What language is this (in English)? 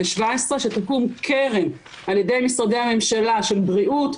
Hebrew